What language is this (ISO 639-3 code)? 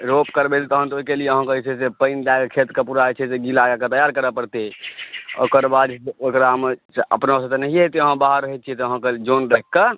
mai